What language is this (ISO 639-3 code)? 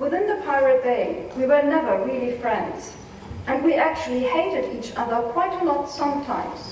eng